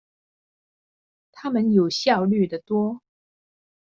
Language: Chinese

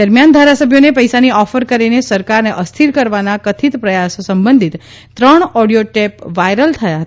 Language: Gujarati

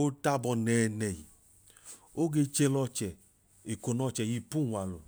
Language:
Idoma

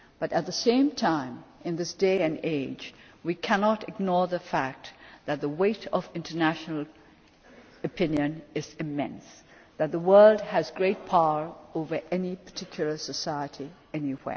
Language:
English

